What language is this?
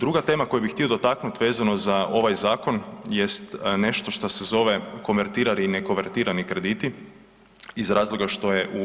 Croatian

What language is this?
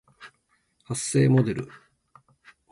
Japanese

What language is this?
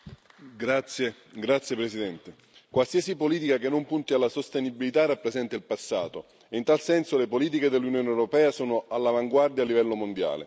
Italian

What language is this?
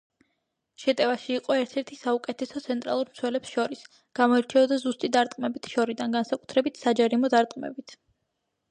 Georgian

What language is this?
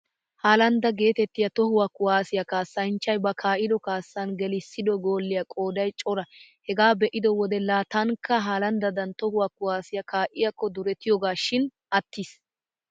Wolaytta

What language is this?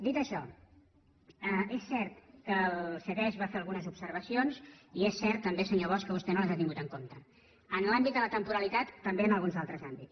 Catalan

